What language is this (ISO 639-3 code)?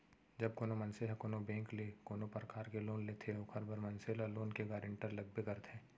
hne